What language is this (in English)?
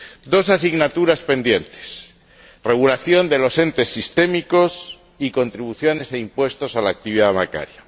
Spanish